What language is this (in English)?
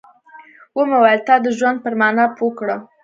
Pashto